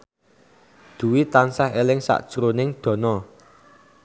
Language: Javanese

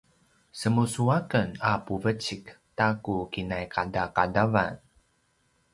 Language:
Paiwan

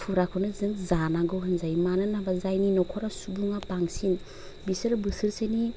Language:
Bodo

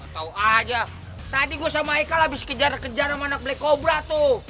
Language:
Indonesian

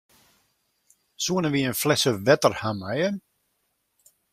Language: Western Frisian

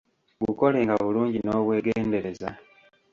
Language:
Ganda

